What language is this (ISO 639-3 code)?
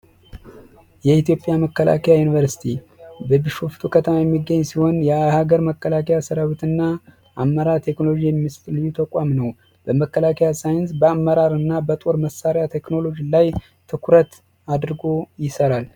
amh